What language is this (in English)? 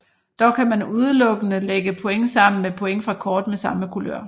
Danish